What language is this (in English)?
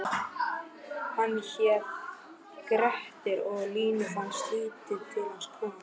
Icelandic